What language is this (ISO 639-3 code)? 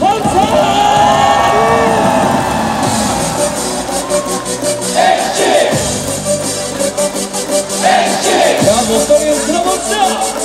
kor